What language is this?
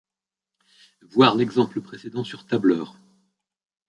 French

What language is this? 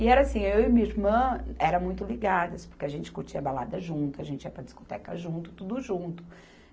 Portuguese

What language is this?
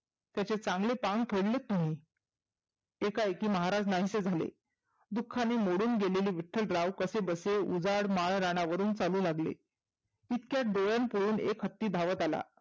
Marathi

